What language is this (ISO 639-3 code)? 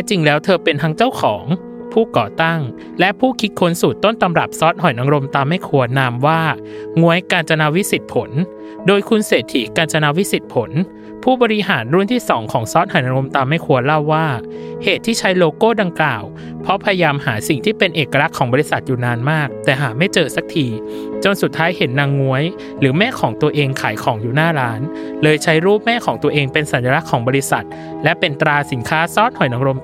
tha